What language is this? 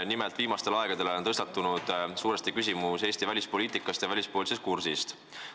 Estonian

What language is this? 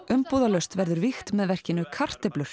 Icelandic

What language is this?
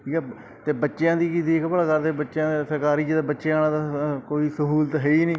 Punjabi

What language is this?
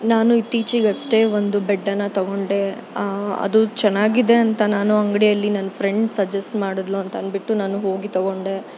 Kannada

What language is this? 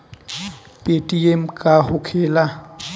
Bhojpuri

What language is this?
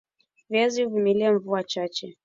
Swahili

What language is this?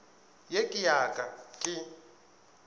Northern Sotho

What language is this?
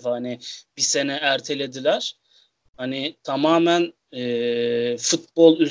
Turkish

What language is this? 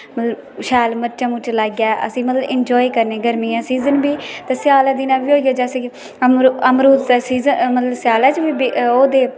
Dogri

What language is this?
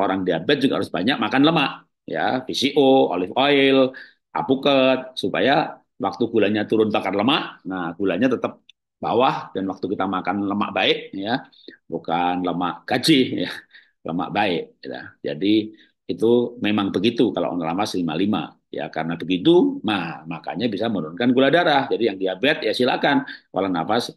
Indonesian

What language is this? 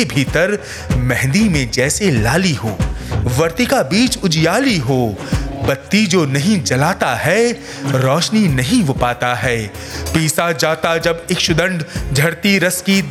Hindi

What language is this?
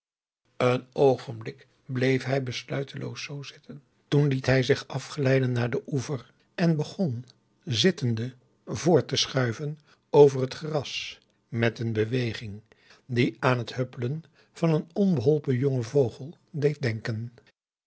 Dutch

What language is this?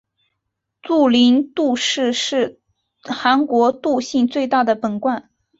Chinese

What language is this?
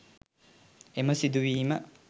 Sinhala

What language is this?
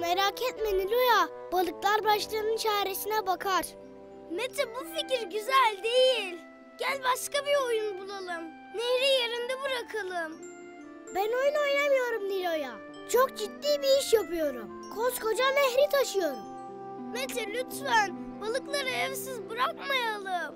Turkish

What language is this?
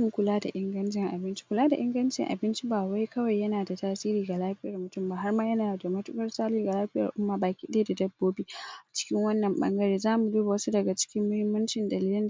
Hausa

